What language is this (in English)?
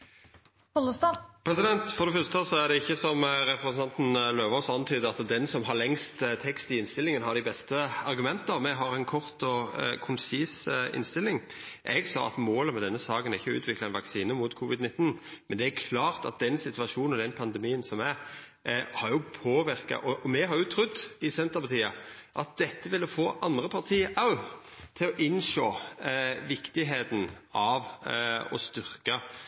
Norwegian Nynorsk